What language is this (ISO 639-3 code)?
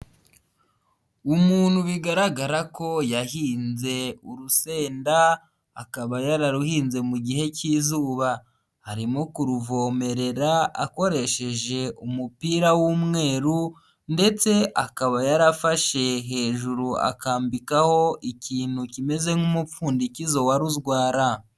kin